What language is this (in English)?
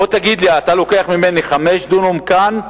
Hebrew